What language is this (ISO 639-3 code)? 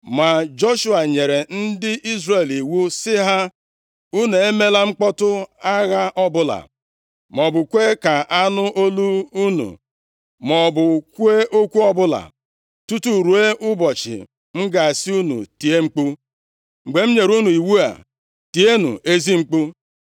ibo